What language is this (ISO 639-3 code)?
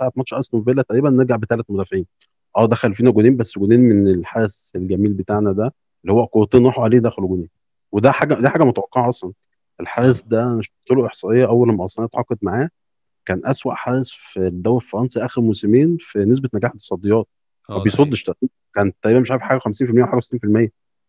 ara